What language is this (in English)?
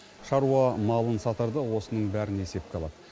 Kazakh